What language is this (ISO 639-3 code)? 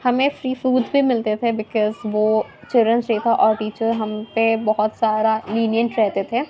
urd